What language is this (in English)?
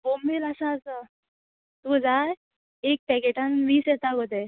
Konkani